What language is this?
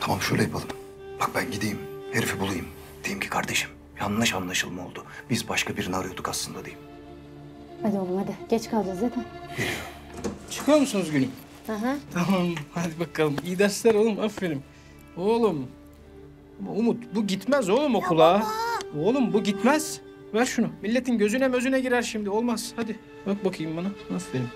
Turkish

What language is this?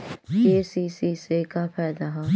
Bhojpuri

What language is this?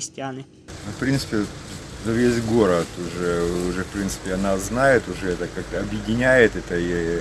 Ukrainian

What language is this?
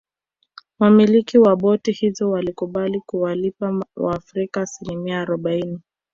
Swahili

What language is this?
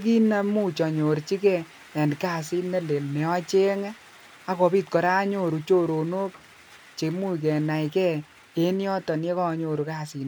Kalenjin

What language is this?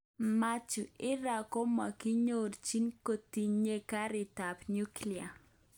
Kalenjin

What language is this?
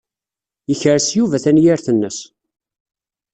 Kabyle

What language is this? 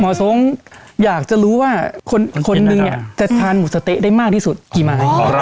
Thai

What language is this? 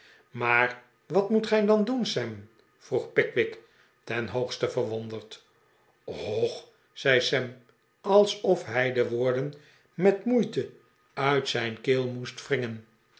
Dutch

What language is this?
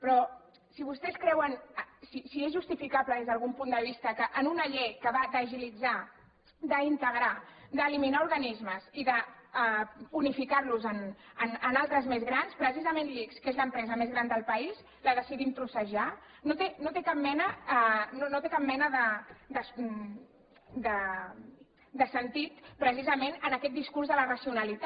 Catalan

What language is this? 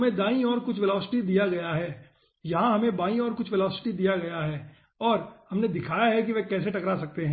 Hindi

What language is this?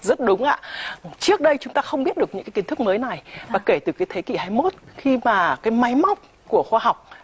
Vietnamese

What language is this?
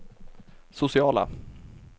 Swedish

